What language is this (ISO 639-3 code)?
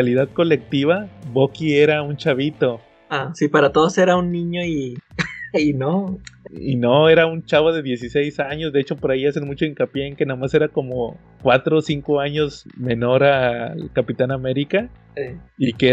spa